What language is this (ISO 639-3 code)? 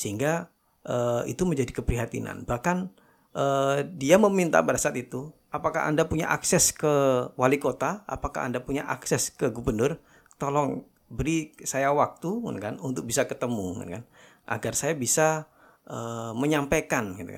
ind